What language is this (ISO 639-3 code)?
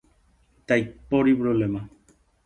grn